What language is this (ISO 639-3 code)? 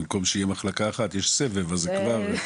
heb